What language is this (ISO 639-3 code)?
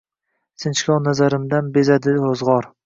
uzb